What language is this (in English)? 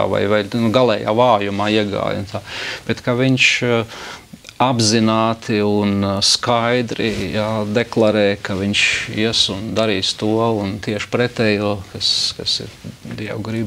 Latvian